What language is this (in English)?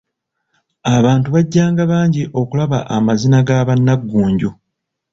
Ganda